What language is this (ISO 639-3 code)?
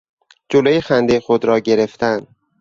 fas